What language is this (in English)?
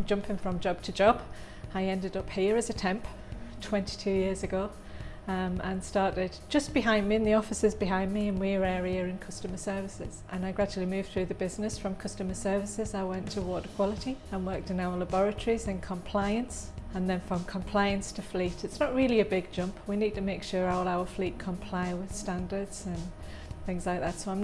English